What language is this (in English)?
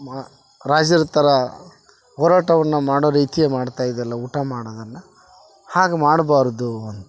Kannada